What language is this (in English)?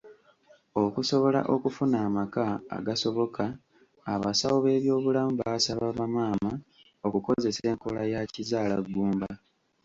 Ganda